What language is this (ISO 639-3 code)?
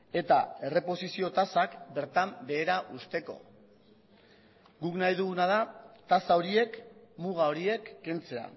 eus